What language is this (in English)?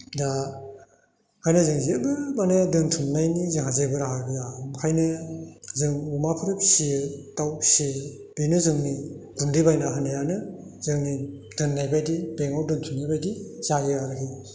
Bodo